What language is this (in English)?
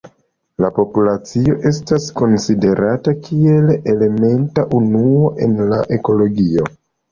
Esperanto